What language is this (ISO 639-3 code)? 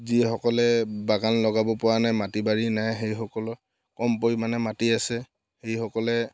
asm